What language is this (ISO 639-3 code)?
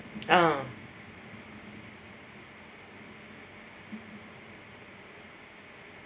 eng